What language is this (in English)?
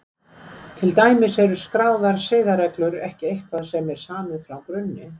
Icelandic